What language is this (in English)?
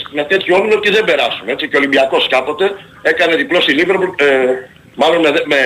Greek